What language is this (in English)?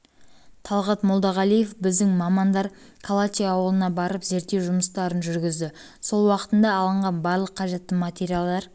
Kazakh